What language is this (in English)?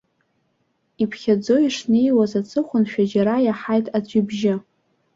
Abkhazian